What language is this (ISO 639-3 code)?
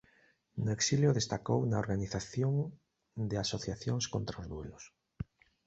glg